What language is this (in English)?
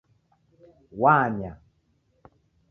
Taita